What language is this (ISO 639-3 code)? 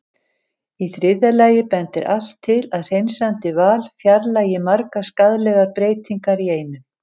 isl